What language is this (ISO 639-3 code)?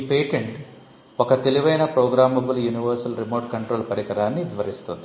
tel